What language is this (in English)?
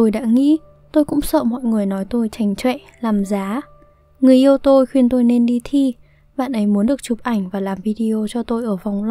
Vietnamese